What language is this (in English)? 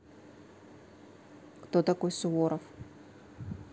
Russian